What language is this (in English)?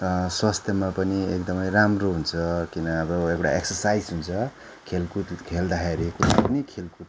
Nepali